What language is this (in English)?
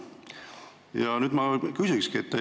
Estonian